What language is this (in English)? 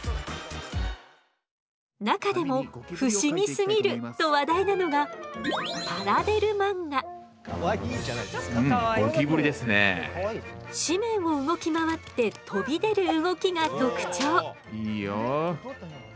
Japanese